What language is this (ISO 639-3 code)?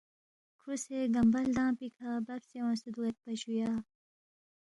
bft